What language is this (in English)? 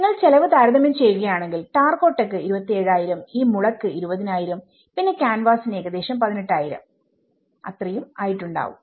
Malayalam